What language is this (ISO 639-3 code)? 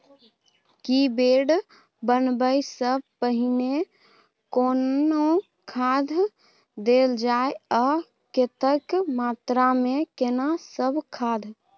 mai